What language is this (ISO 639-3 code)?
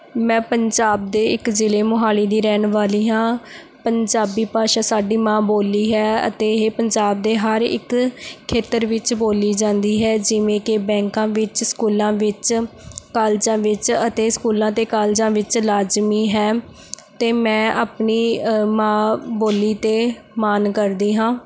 pan